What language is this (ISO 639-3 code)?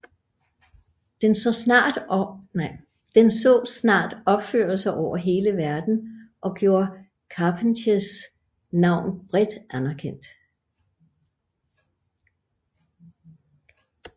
dan